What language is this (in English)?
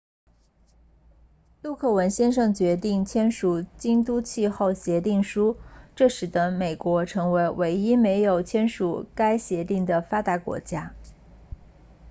Chinese